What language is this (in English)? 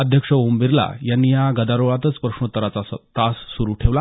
Marathi